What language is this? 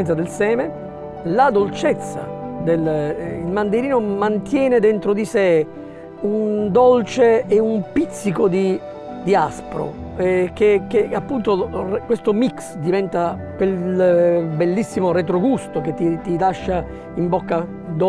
Italian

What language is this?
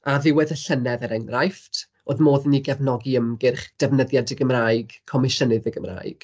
Welsh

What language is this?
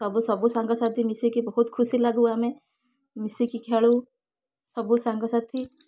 Odia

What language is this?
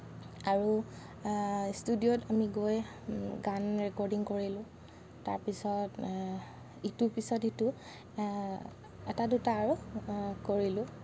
Assamese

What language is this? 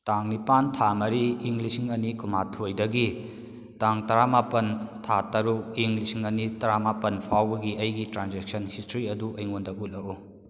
Manipuri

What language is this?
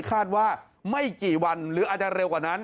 Thai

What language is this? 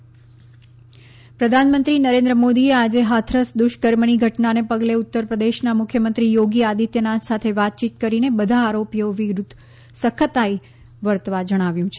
Gujarati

